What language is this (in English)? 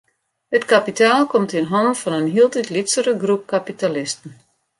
Western Frisian